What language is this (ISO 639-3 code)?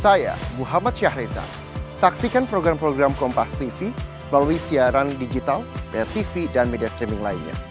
ind